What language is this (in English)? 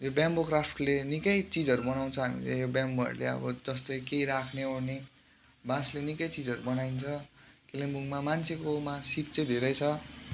Nepali